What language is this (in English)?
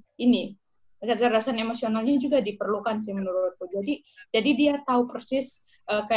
Indonesian